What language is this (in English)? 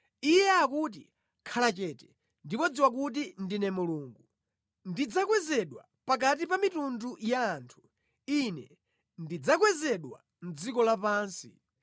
Nyanja